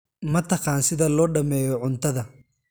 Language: Somali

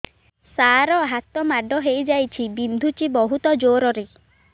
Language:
Odia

